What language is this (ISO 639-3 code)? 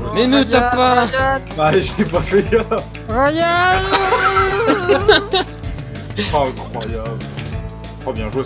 fra